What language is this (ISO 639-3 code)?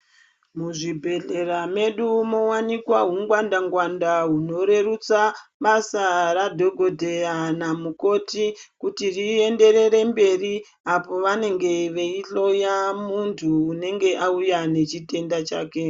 ndc